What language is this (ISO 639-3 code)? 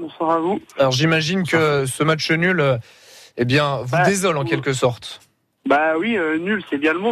fra